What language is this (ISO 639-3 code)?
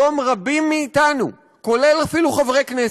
heb